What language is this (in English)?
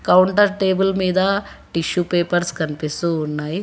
Telugu